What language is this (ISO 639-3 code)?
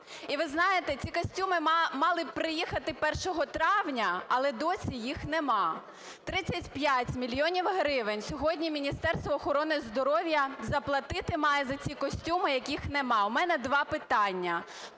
ukr